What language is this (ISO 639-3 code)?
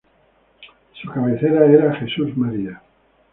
spa